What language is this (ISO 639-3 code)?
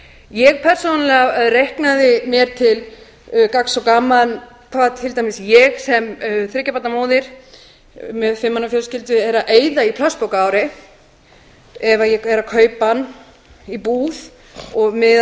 isl